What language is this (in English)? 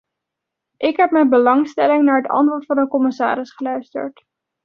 Dutch